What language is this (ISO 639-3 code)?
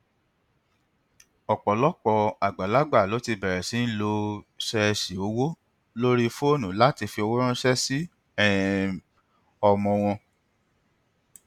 yor